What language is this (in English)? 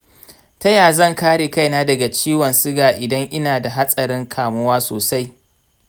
Hausa